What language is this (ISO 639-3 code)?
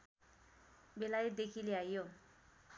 nep